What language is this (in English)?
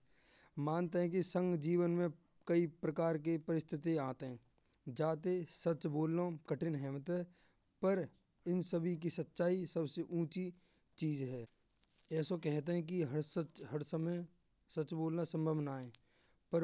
Braj